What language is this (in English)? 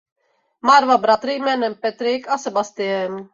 Czech